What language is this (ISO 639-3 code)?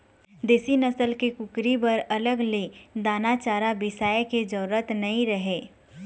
hne